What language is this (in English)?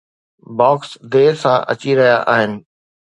Sindhi